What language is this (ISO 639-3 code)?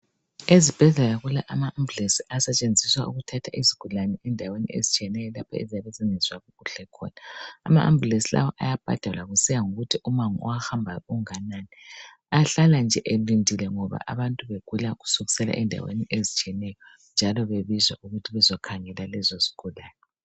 nde